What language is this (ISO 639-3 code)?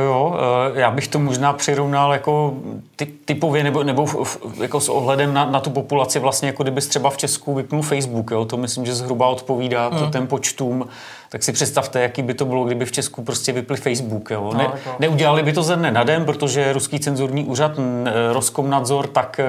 ces